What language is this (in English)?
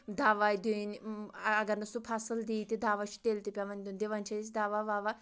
Kashmiri